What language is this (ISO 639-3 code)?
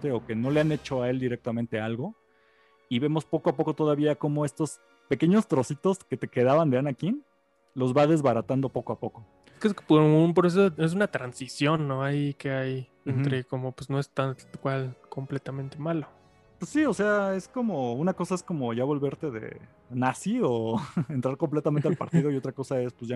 spa